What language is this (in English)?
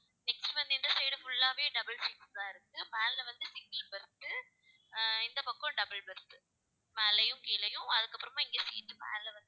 Tamil